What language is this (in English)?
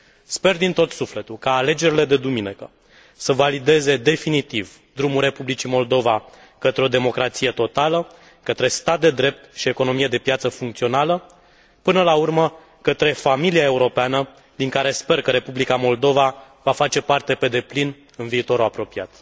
Romanian